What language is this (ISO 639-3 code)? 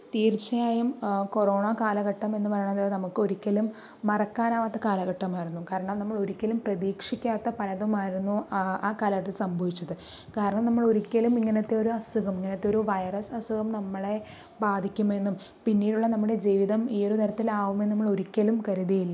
mal